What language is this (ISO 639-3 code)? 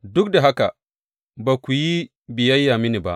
hau